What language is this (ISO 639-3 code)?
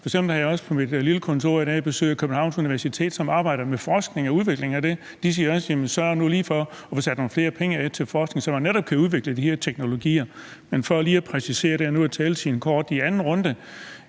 dan